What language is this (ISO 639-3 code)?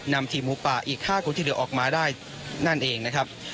tha